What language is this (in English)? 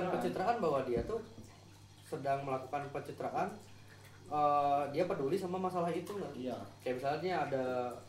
Indonesian